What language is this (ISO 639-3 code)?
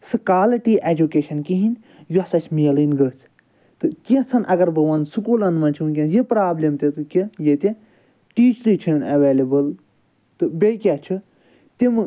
kas